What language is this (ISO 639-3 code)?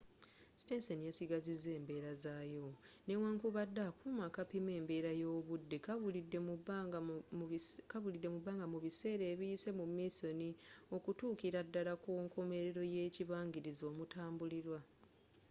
lug